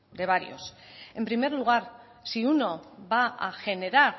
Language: Spanish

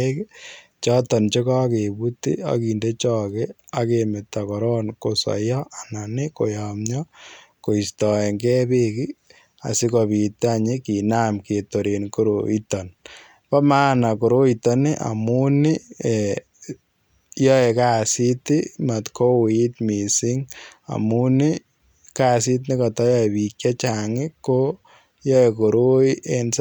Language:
Kalenjin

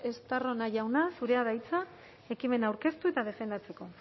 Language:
Basque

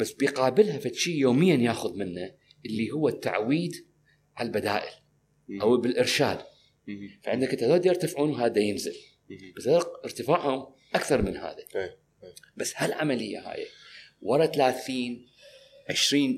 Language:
Arabic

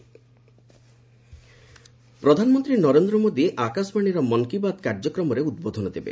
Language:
Odia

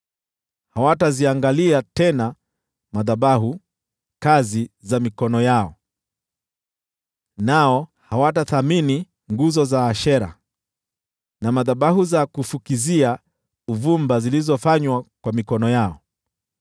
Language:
Swahili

